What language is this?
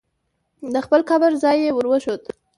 Pashto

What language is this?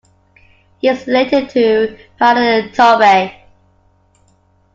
English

